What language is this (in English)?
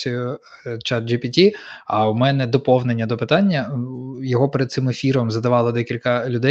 Ukrainian